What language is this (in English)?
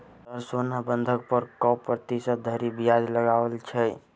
Maithili